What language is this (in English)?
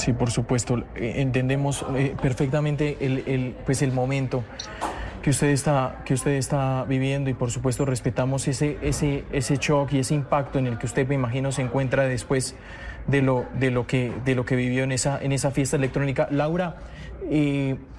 Spanish